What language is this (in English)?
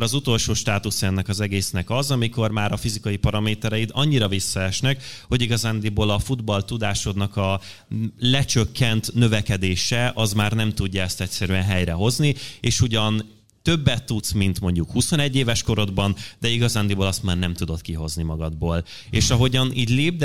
Hungarian